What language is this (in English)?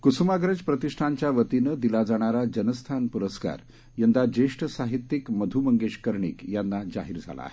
Marathi